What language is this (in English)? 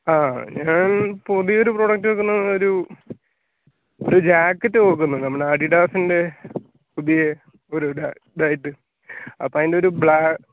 Malayalam